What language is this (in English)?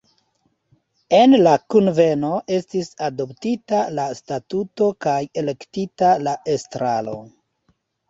Esperanto